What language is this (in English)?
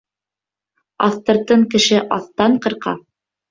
Bashkir